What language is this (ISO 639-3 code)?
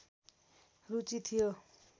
nep